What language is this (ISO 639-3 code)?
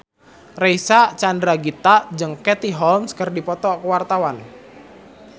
sun